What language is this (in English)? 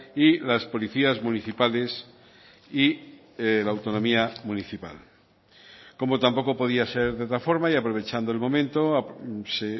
Spanish